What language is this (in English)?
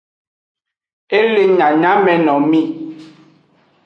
Aja (Benin)